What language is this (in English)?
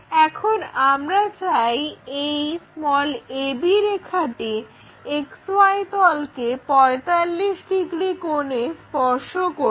Bangla